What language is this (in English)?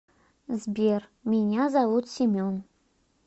Russian